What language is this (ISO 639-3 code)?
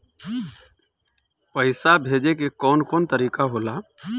bho